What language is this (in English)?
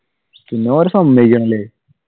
Malayalam